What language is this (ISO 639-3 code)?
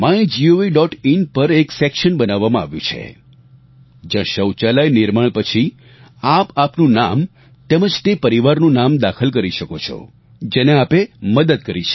guj